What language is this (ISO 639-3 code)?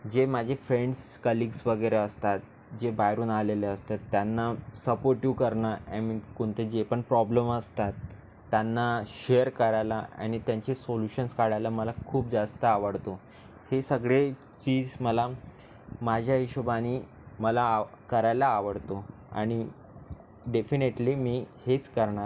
mar